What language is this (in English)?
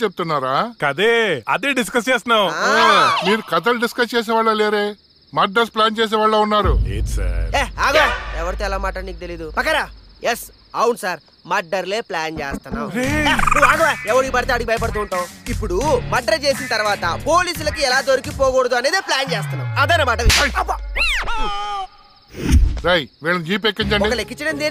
Telugu